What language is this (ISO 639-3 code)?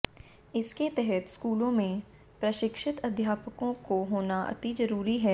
hin